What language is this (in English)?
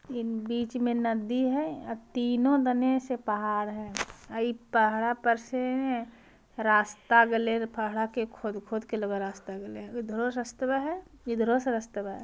Magahi